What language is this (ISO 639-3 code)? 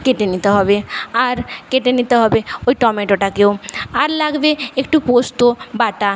ben